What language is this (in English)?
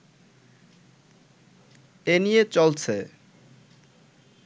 Bangla